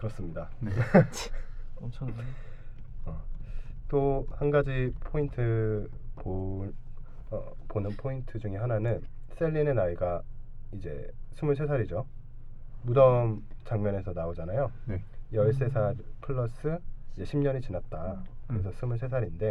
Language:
Korean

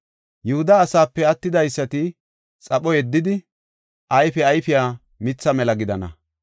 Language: Gofa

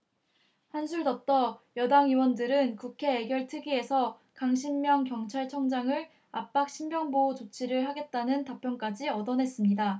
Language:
Korean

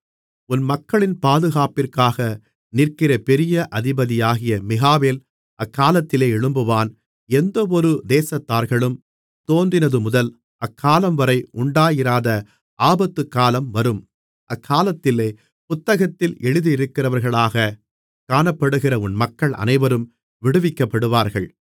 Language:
Tamil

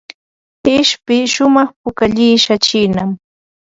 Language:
Ambo-Pasco Quechua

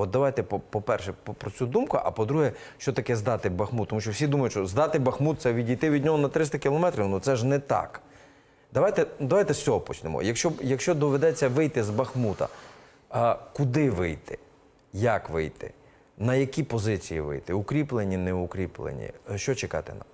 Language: Ukrainian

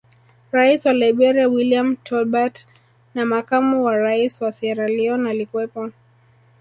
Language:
Swahili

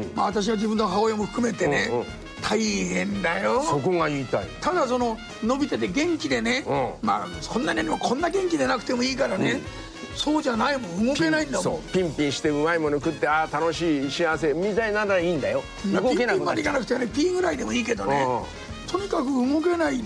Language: Japanese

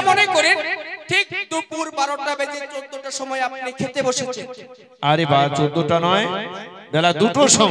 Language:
Thai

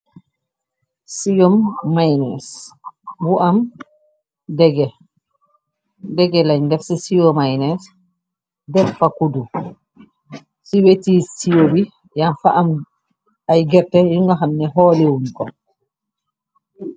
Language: Wolof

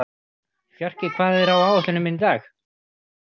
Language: Icelandic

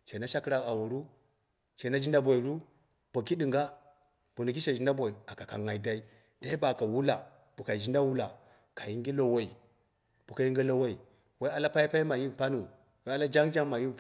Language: Dera (Nigeria)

